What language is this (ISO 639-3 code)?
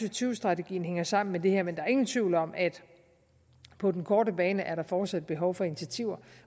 dan